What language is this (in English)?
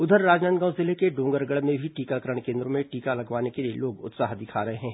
Hindi